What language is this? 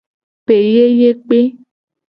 Gen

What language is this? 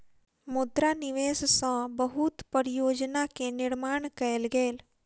Maithili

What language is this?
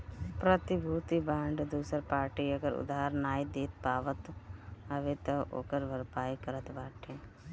Bhojpuri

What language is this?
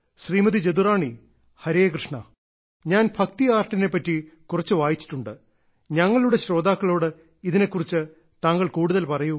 Malayalam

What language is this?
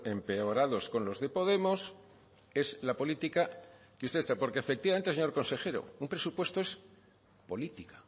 Spanish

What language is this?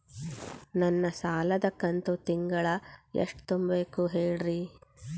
Kannada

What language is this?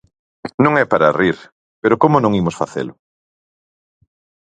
Galician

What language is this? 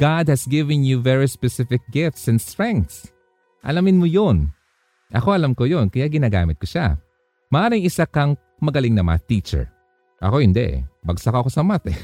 Filipino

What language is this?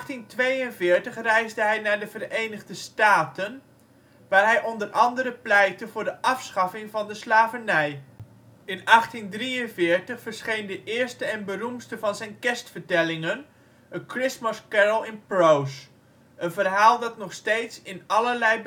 Dutch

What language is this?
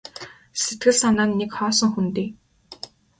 Mongolian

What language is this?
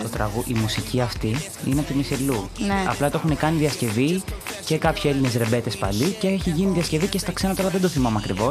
Greek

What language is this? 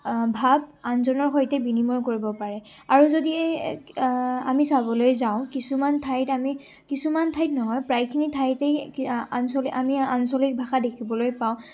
Assamese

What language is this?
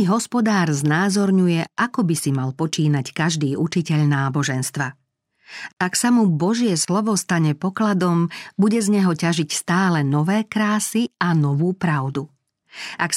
Slovak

